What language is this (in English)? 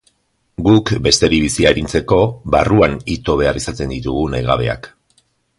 Basque